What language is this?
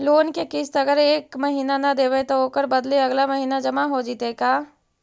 Magahi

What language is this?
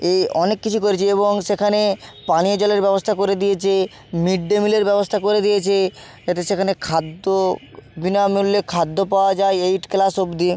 Bangla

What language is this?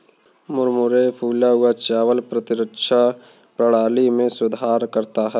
Hindi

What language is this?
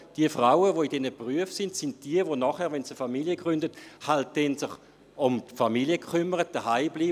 Swiss German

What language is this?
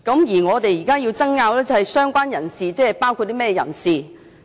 Cantonese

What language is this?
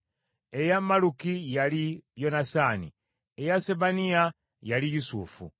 Ganda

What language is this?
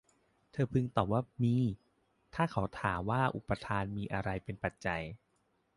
Thai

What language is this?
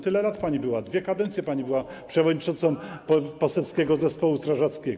Polish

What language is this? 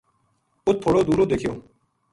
Gujari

